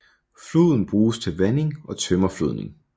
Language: Danish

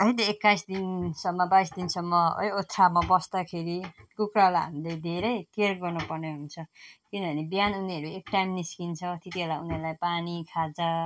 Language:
Nepali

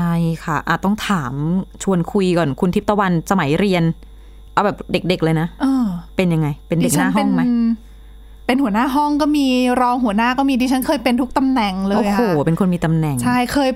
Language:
Thai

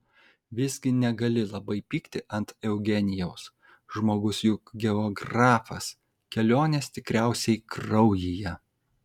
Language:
Lithuanian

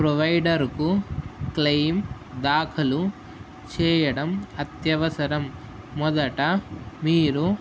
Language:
Telugu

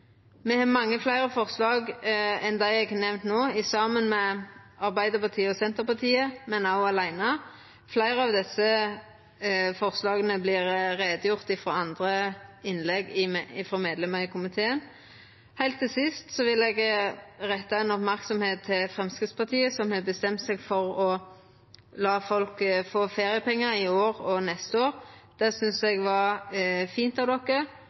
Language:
Norwegian Nynorsk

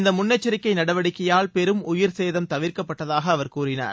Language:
Tamil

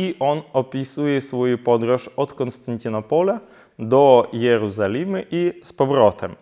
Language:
Polish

